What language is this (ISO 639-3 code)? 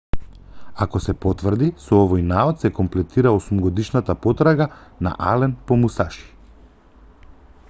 mkd